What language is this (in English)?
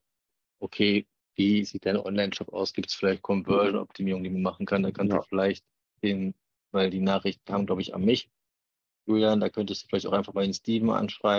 German